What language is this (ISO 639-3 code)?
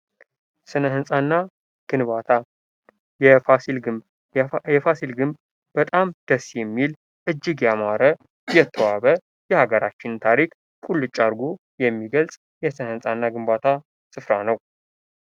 amh